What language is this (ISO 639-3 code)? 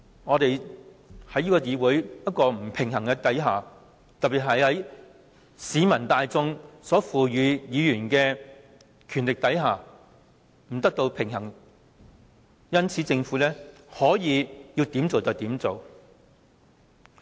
yue